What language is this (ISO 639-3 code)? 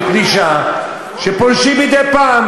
heb